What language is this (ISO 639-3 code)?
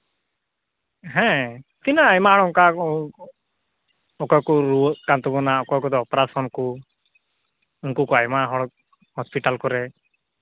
sat